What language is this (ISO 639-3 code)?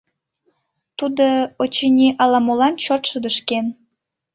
chm